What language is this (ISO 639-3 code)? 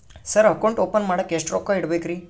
kan